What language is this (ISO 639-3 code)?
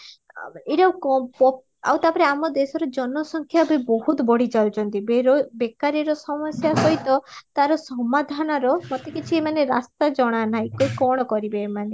ori